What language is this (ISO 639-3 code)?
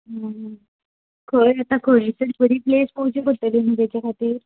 kok